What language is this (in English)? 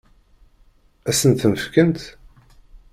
Kabyle